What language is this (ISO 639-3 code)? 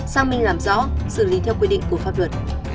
vie